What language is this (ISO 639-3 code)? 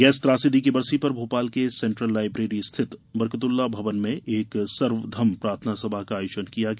hin